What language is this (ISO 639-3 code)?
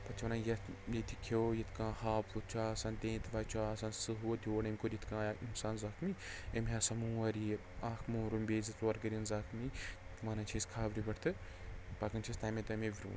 kas